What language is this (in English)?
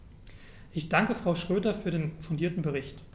German